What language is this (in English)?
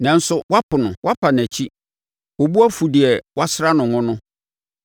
Akan